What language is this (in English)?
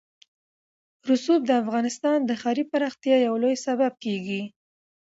Pashto